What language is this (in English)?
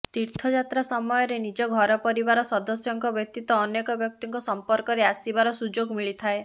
Odia